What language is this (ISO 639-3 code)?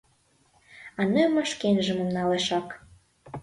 chm